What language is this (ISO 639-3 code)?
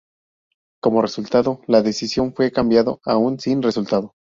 spa